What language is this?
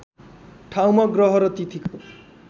Nepali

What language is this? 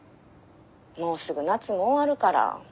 Japanese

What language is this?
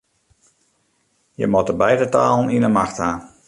Western Frisian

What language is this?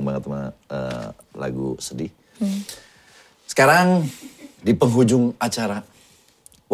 Indonesian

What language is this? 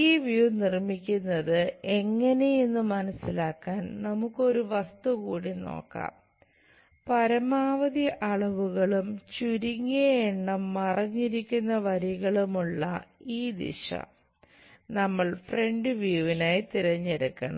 Malayalam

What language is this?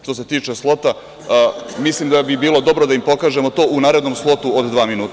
Serbian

